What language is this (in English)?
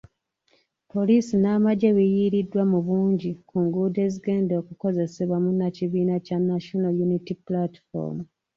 Ganda